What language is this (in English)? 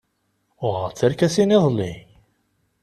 Kabyle